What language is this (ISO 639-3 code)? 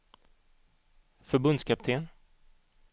swe